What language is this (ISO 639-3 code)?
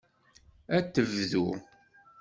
kab